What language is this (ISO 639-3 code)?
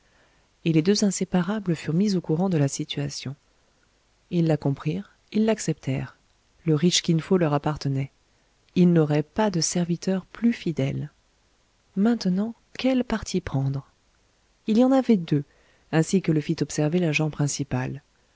fra